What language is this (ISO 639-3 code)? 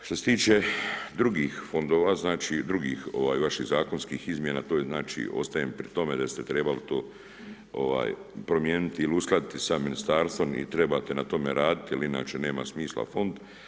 hrv